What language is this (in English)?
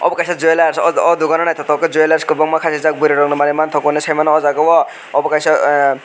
Kok Borok